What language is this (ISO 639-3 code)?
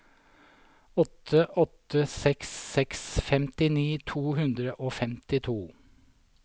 nor